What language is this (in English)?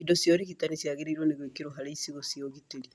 Kikuyu